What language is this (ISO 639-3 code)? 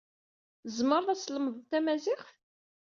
kab